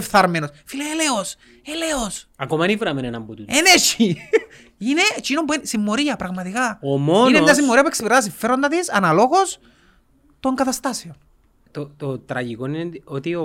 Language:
Greek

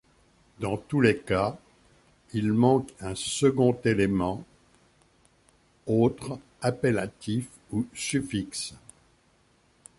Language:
French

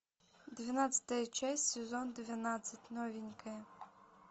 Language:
Russian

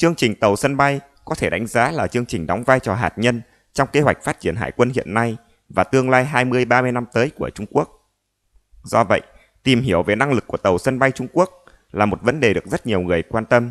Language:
Vietnamese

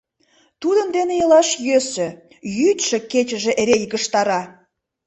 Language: Mari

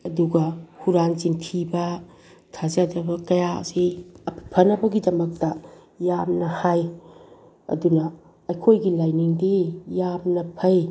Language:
Manipuri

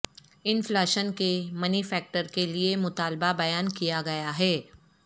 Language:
Urdu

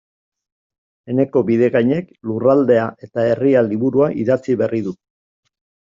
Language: Basque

